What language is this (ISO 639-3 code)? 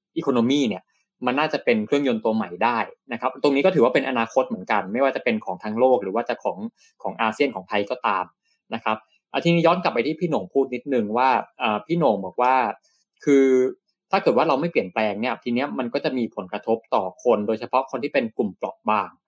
tha